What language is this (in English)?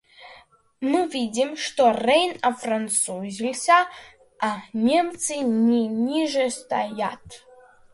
Russian